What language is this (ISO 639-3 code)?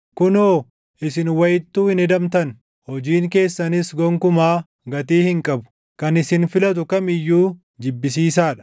orm